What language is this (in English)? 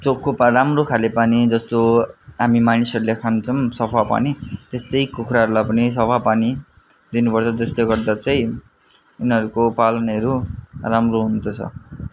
Nepali